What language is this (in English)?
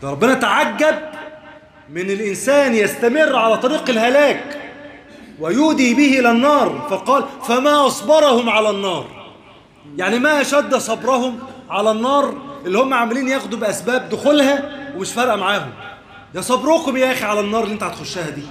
Arabic